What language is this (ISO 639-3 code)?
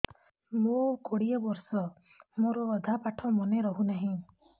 ori